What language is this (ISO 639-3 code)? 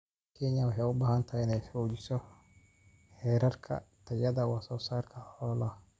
som